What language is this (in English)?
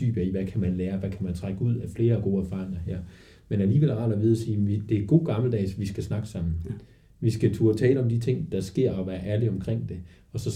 Danish